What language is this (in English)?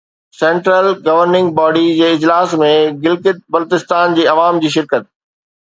Sindhi